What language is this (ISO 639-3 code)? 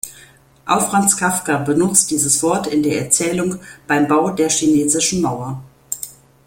deu